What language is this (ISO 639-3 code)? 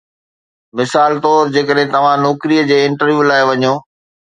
snd